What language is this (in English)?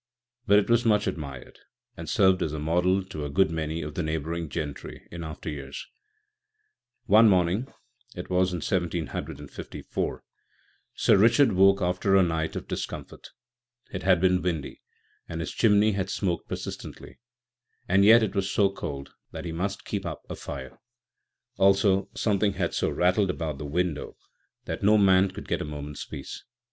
English